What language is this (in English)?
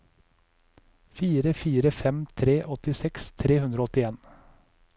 Norwegian